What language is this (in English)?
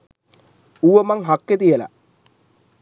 Sinhala